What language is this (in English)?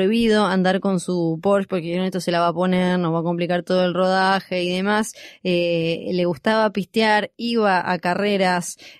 Spanish